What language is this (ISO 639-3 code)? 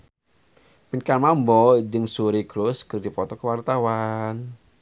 sun